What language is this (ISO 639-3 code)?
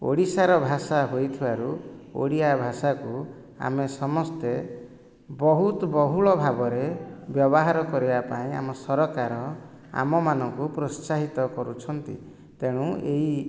ori